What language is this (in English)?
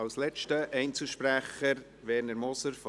Swiss German